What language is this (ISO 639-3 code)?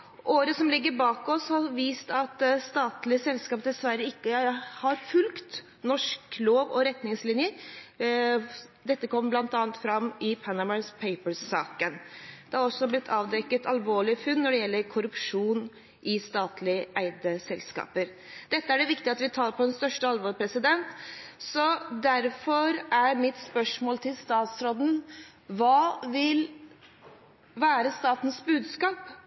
nob